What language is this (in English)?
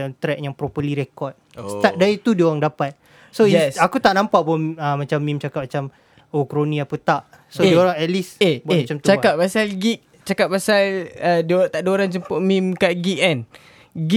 Malay